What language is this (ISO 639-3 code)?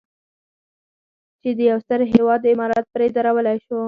pus